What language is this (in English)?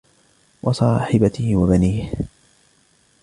Arabic